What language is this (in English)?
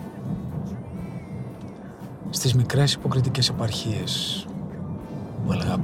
Greek